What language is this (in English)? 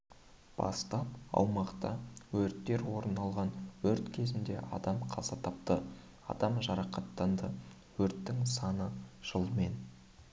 Kazakh